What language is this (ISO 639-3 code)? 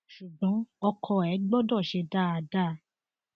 yor